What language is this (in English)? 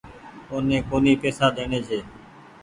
Goaria